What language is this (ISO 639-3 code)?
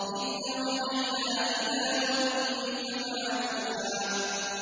ara